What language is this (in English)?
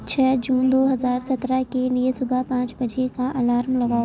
Urdu